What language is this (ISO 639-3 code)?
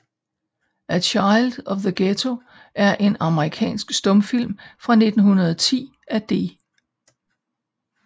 dan